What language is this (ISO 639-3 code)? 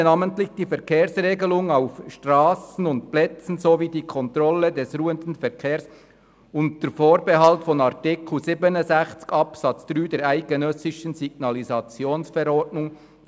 gsw